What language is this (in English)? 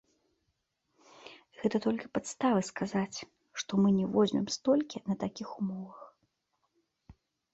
Belarusian